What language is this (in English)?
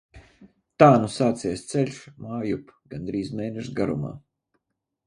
Latvian